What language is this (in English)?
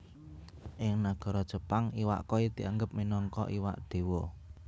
Javanese